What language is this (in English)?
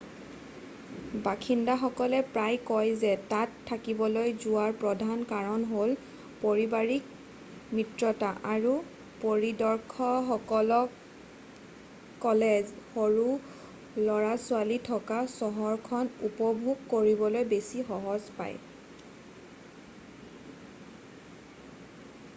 Assamese